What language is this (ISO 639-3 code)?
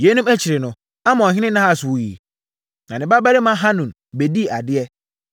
aka